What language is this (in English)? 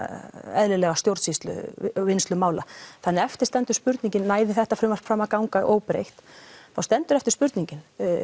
Icelandic